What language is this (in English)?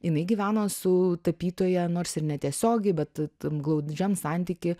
Lithuanian